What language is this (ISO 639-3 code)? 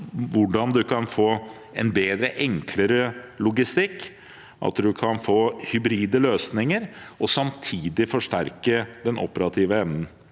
nor